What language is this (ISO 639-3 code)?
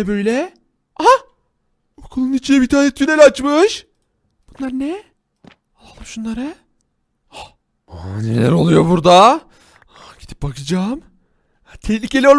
tur